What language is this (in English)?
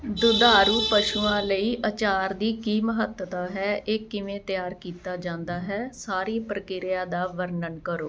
Punjabi